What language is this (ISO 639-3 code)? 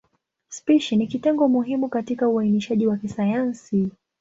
swa